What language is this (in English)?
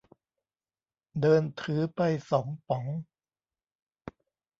Thai